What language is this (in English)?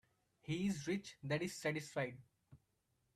English